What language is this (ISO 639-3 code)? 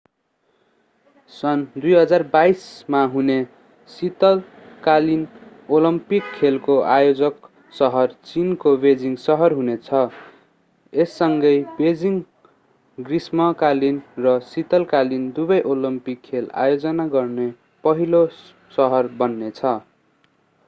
nep